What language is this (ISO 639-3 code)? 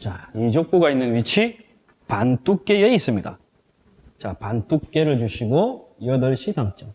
kor